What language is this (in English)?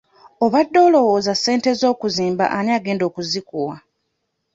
Ganda